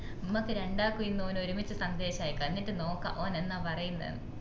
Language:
Malayalam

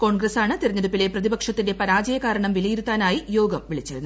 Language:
Malayalam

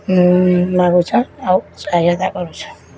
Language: Odia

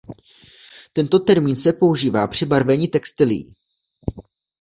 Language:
Czech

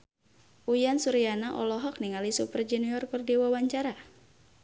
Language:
Sundanese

